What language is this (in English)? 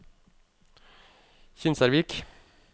Norwegian